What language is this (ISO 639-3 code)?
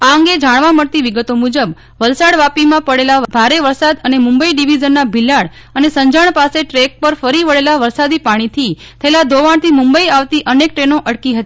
guj